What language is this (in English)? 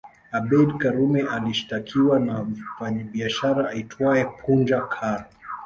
Swahili